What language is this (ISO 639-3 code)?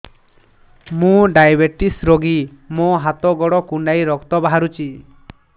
ori